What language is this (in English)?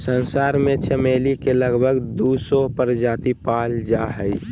Magahi